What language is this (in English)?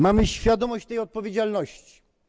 Polish